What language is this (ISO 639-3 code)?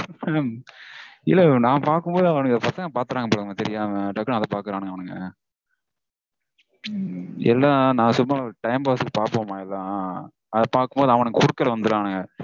tam